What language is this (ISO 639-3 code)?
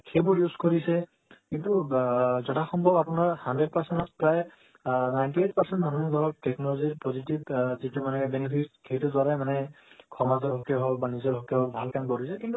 asm